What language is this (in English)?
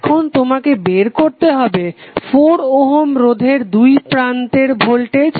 Bangla